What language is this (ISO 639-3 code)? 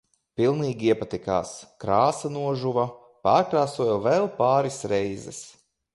lav